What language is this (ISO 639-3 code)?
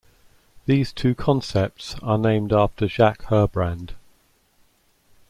eng